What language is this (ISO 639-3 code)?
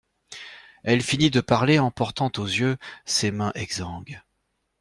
fra